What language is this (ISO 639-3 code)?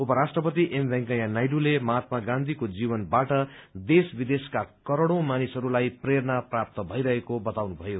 nep